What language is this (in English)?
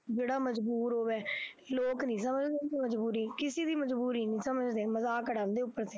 Punjabi